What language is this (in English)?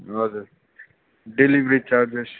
Nepali